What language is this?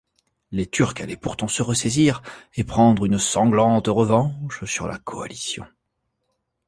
French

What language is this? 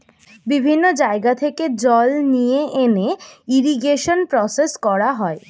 Bangla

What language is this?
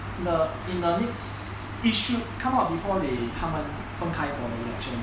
English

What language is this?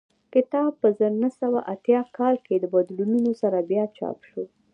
Pashto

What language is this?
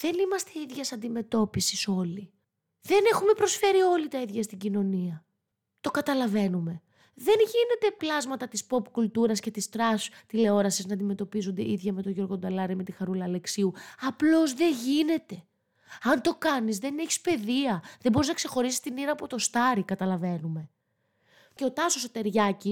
Greek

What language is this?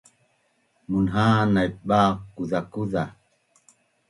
Bunun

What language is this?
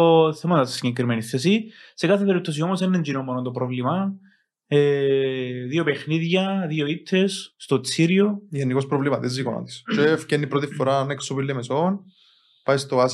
Greek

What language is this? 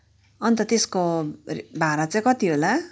Nepali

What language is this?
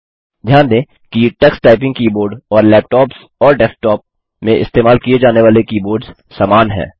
Hindi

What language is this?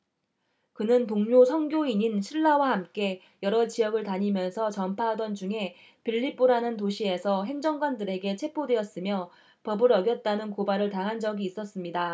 Korean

